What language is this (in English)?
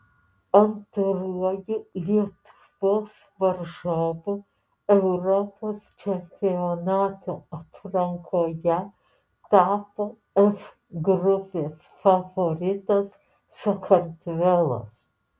Lithuanian